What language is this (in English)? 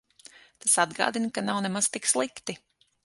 Latvian